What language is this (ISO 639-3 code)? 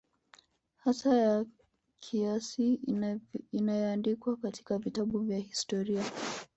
swa